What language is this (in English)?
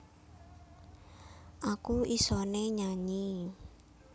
Javanese